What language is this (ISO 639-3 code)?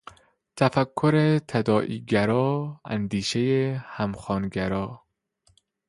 fas